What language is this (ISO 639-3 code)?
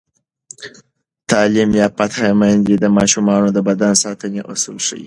pus